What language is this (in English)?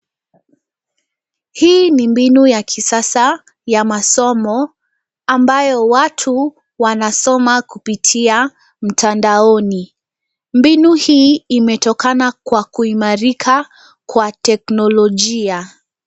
Swahili